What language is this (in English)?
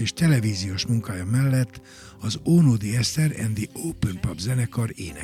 Hungarian